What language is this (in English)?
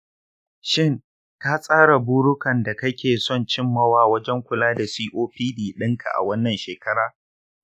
Hausa